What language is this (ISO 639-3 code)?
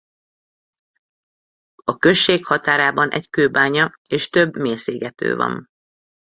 hun